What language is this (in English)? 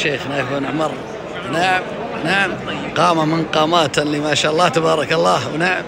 Arabic